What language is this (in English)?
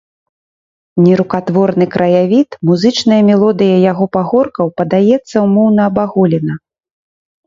Belarusian